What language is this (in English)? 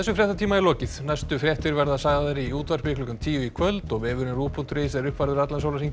Icelandic